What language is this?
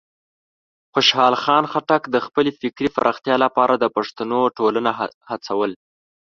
Pashto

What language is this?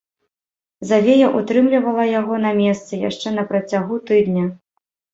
Belarusian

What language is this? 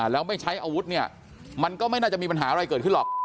Thai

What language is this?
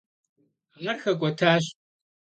Kabardian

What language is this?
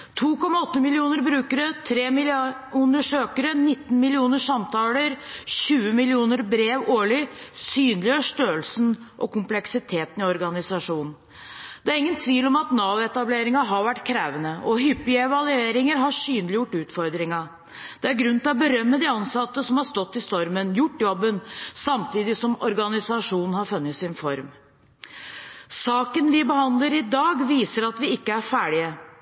Norwegian Bokmål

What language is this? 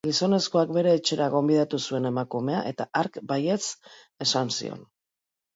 Basque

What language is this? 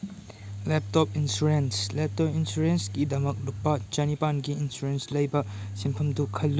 Manipuri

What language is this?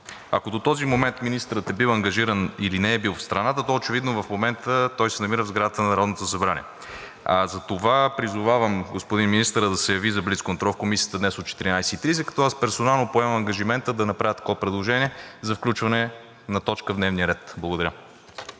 Bulgarian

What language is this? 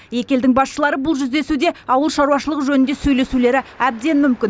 Kazakh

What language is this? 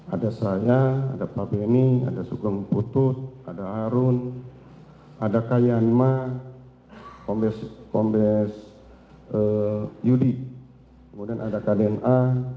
Indonesian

